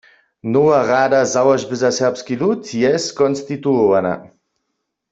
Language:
Upper Sorbian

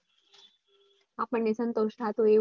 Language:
Gujarati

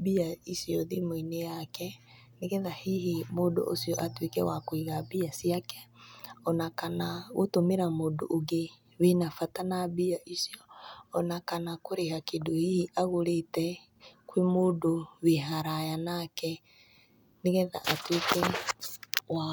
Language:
Kikuyu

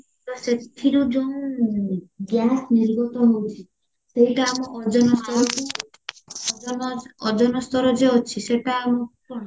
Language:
Odia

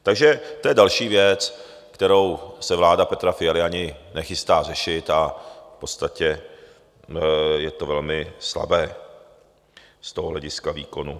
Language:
Czech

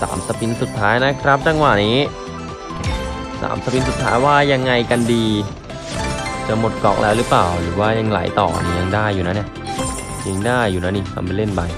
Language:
Thai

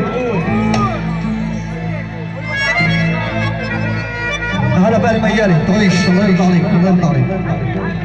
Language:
Arabic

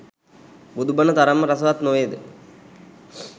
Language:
Sinhala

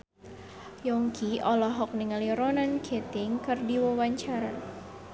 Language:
Sundanese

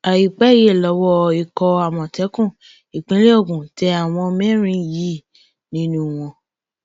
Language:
Yoruba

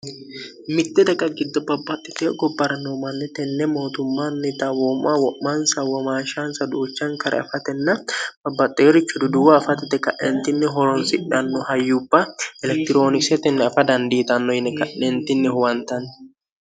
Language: Sidamo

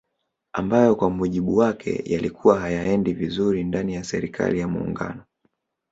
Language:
Swahili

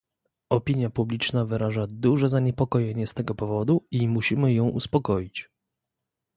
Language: Polish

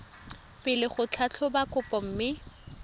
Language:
Tswana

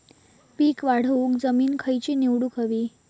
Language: Marathi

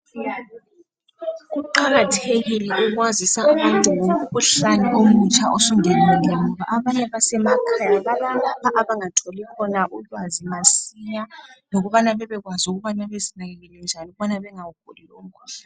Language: North Ndebele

